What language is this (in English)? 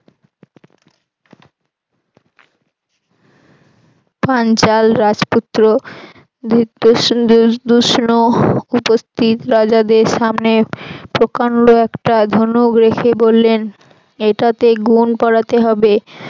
Bangla